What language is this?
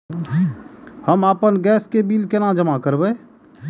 Maithili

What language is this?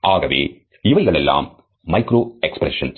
Tamil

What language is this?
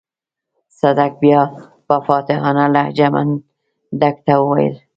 Pashto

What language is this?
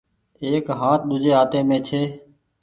Goaria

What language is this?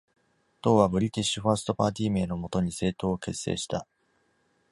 Japanese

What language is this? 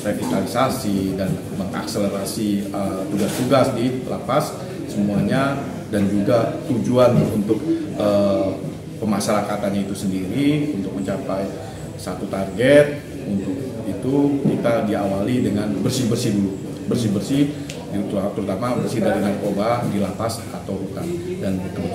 Indonesian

